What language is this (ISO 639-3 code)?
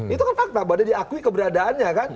ind